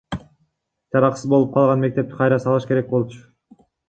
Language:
Kyrgyz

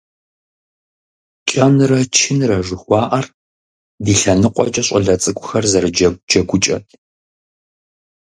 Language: Kabardian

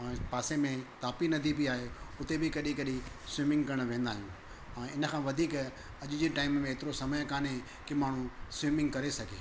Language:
Sindhi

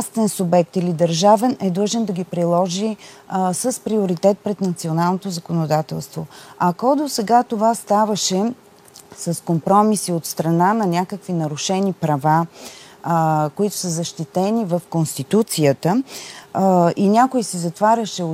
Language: Bulgarian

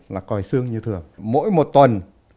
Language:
Vietnamese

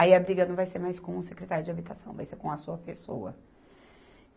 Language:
Portuguese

